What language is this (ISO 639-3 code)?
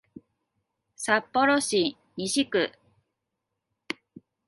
jpn